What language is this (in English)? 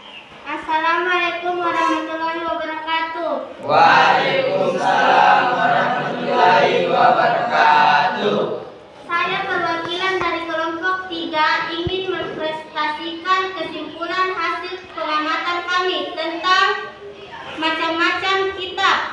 Indonesian